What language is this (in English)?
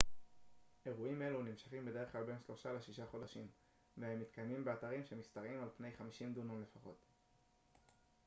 Hebrew